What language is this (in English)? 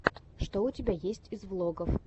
Russian